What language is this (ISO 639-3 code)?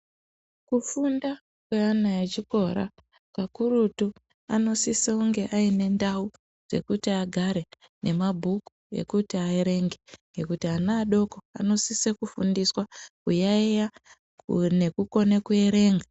ndc